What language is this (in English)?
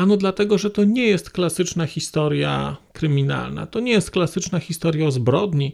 Polish